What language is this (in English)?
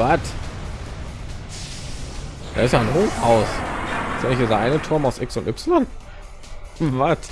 German